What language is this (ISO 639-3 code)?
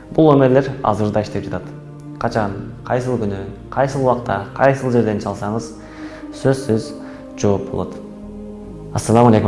tur